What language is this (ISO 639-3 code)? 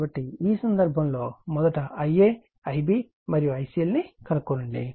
tel